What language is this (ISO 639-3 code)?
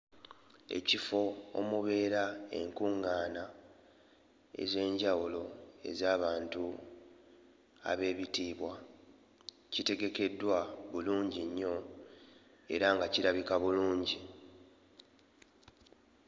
lug